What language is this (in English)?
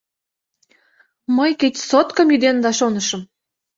Mari